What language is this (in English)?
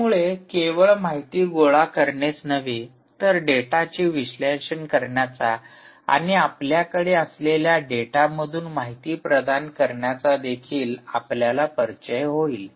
Marathi